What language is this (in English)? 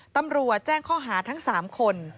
Thai